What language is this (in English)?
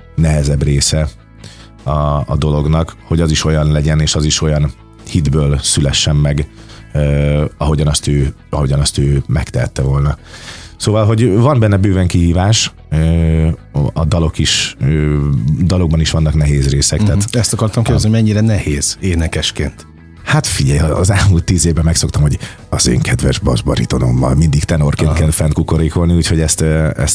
Hungarian